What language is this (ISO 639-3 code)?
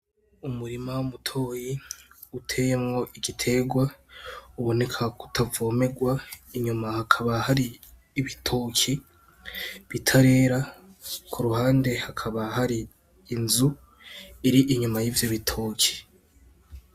run